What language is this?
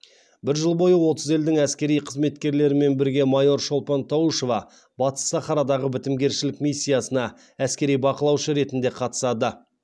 Kazakh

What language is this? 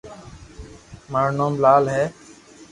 Loarki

